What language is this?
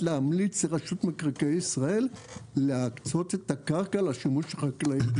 Hebrew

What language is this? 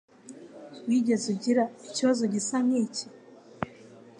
Kinyarwanda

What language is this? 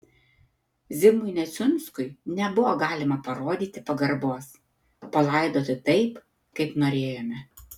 Lithuanian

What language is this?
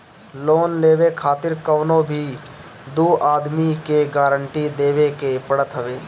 Bhojpuri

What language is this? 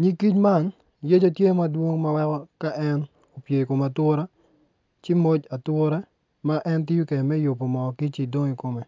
Acoli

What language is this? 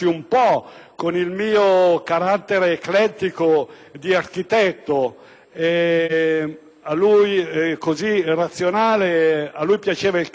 Italian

